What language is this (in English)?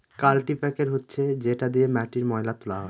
Bangla